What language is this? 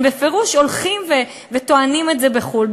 Hebrew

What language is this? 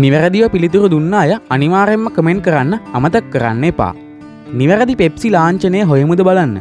Sinhala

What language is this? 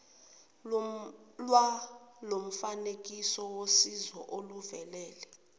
Zulu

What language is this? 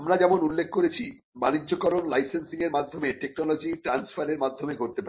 Bangla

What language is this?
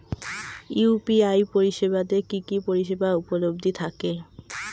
Bangla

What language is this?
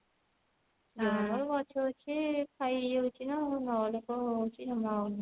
Odia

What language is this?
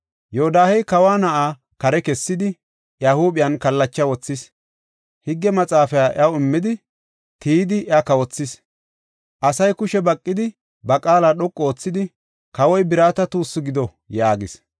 Gofa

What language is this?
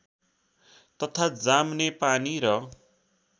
Nepali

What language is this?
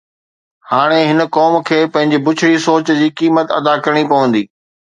Sindhi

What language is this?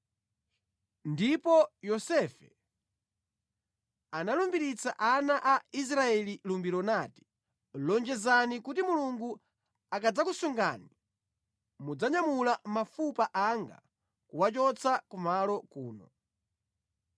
Nyanja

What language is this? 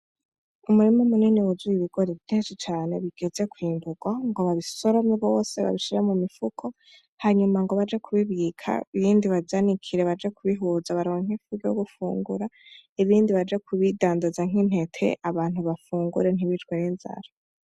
Rundi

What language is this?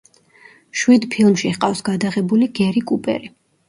Georgian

